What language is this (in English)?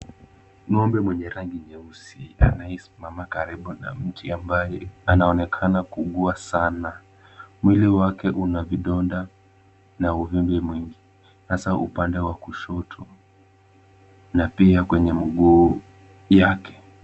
Swahili